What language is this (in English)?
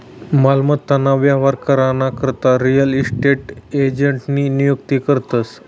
Marathi